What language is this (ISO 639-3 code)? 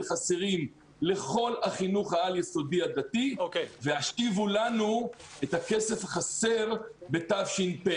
heb